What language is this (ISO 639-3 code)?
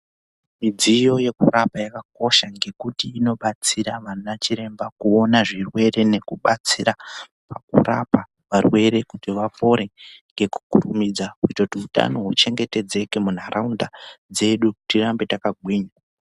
ndc